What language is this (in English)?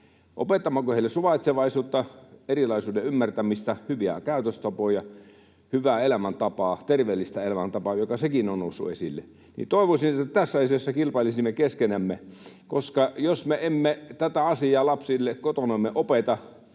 Finnish